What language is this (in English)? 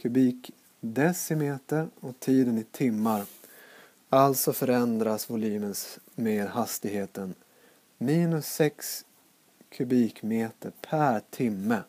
Swedish